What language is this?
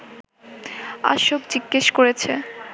Bangla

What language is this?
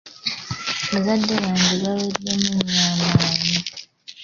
Ganda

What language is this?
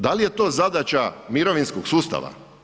Croatian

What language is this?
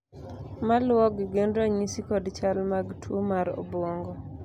Luo (Kenya and Tanzania)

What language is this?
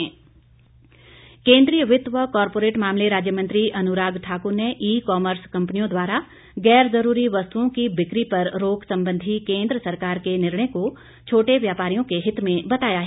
Hindi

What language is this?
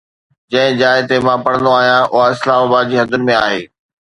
Sindhi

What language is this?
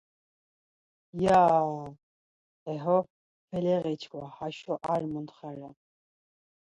Laz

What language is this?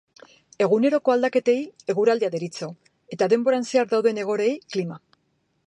Basque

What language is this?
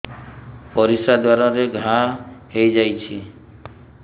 Odia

